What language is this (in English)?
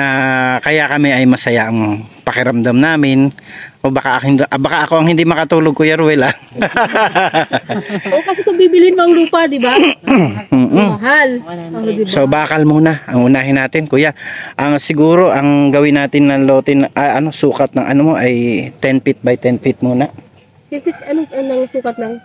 Filipino